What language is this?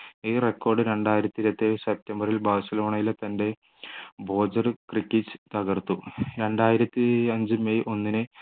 Malayalam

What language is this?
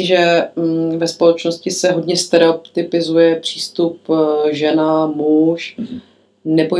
Czech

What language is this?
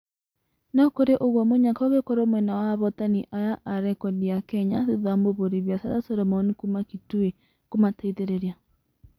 Kikuyu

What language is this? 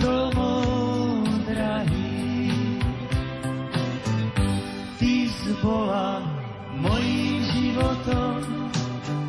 Slovak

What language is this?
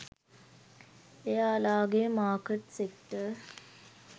Sinhala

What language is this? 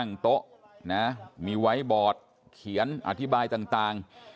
Thai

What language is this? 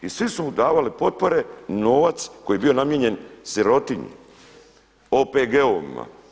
Croatian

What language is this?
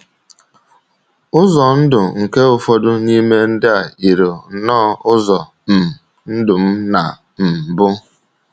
Igbo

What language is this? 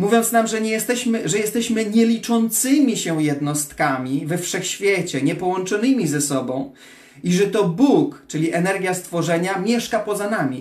Polish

